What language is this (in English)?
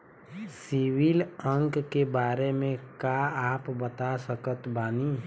Bhojpuri